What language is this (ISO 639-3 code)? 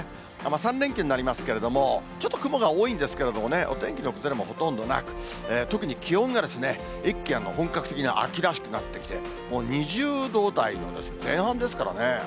jpn